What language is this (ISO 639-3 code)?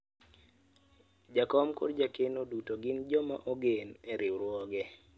luo